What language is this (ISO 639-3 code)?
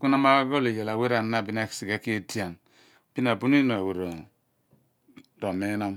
abn